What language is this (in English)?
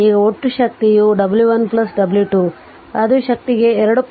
Kannada